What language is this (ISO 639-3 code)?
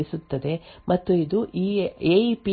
kan